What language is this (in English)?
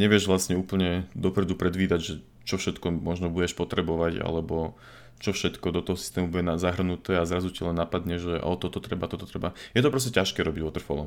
Slovak